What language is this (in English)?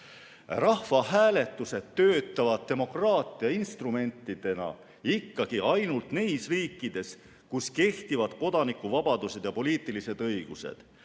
Estonian